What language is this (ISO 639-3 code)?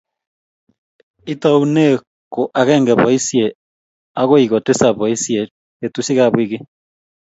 kln